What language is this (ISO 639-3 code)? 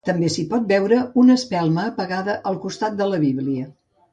cat